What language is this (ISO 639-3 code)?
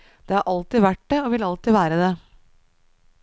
nor